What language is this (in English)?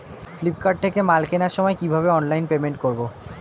Bangla